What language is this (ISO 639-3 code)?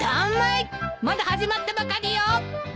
jpn